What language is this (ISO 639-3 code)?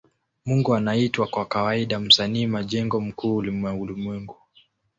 swa